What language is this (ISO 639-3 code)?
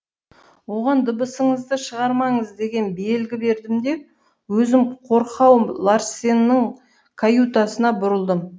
kaz